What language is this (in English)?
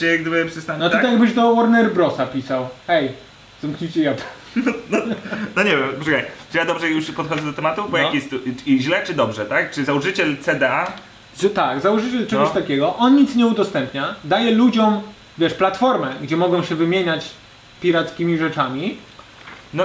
Polish